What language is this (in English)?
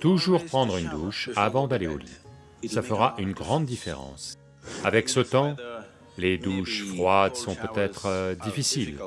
French